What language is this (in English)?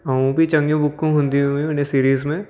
Sindhi